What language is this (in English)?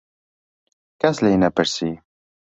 Central Kurdish